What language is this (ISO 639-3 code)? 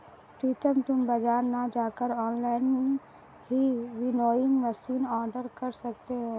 hin